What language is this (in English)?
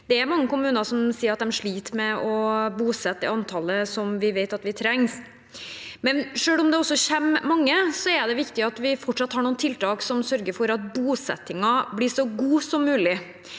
Norwegian